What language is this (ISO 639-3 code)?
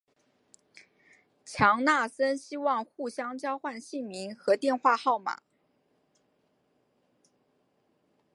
zho